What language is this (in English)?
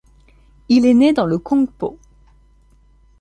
French